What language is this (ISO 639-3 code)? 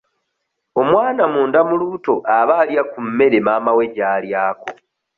lug